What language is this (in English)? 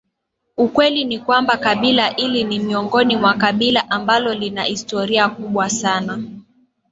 Swahili